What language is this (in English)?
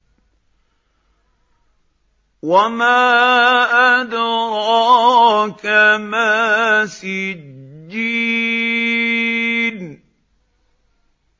Arabic